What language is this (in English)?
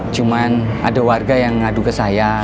Indonesian